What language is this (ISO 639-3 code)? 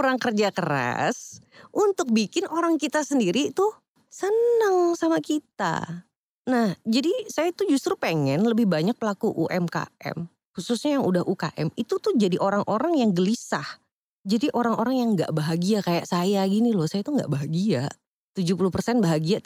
ind